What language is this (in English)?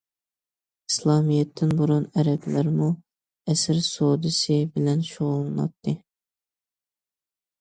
Uyghur